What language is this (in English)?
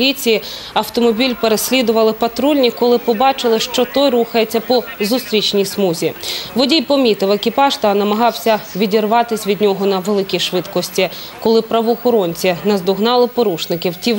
Russian